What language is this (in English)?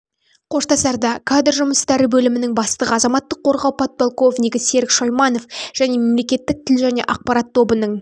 Kazakh